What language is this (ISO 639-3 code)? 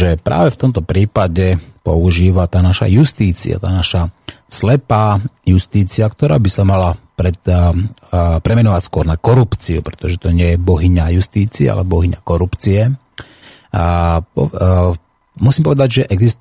slk